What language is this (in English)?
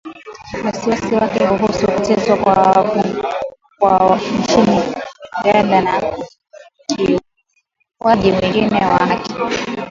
Swahili